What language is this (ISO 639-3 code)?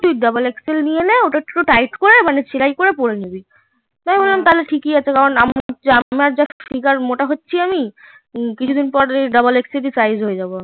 ben